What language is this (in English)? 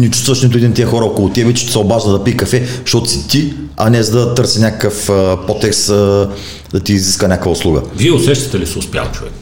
Bulgarian